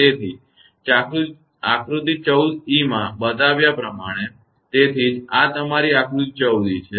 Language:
Gujarati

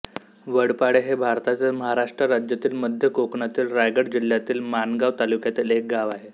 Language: Marathi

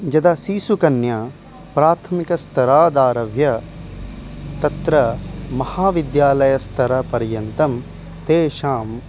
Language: Sanskrit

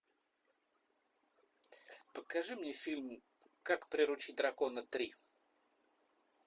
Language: Russian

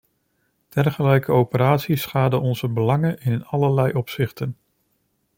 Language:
Dutch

